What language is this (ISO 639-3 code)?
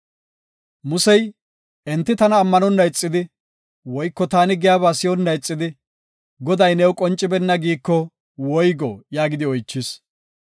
gof